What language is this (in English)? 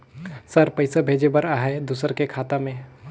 Chhattisgarhi